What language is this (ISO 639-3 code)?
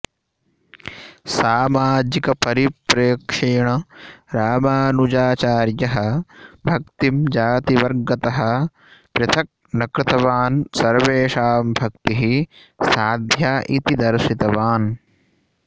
san